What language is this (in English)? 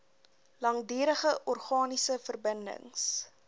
Afrikaans